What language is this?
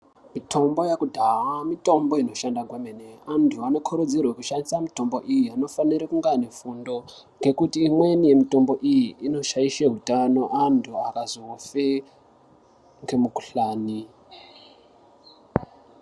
Ndau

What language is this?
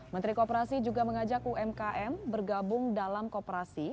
Indonesian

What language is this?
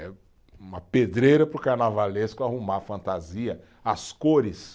Portuguese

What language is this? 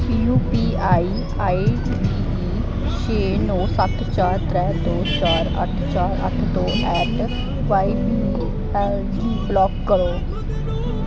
Dogri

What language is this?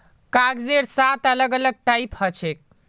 Magahi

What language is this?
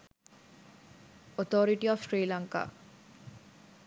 Sinhala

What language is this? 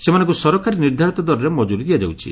Odia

